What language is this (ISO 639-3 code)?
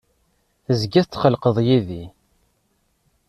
kab